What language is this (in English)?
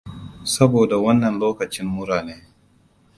Hausa